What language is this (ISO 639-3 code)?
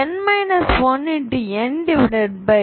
tam